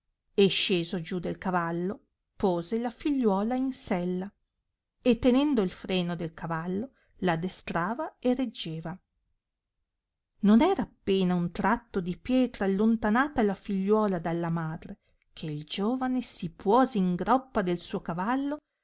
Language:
Italian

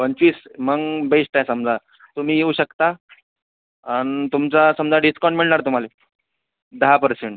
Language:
Marathi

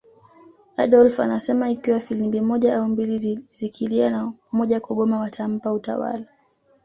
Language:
Swahili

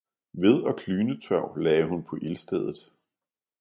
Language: Danish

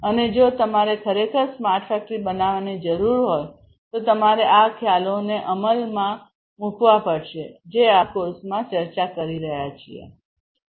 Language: Gujarati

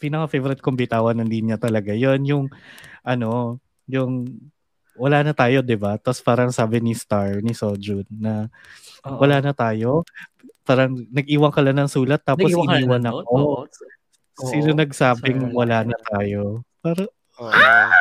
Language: Filipino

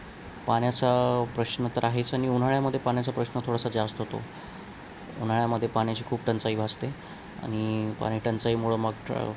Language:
Marathi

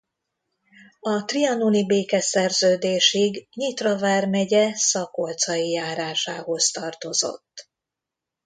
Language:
Hungarian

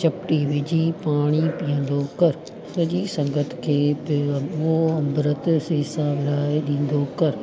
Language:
Sindhi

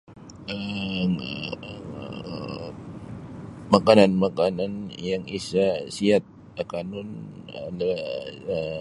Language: Sabah Bisaya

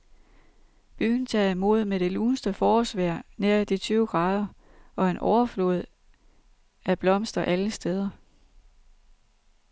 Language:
Danish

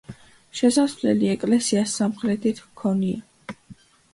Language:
Georgian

